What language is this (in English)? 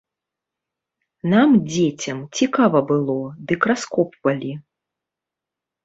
Belarusian